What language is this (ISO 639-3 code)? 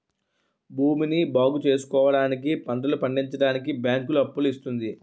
tel